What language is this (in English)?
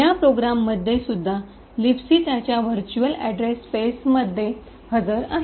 Marathi